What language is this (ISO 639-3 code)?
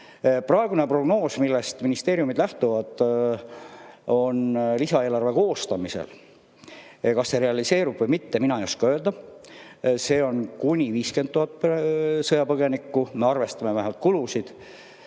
est